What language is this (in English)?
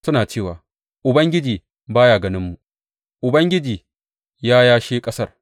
Hausa